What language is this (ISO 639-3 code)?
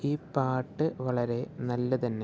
mal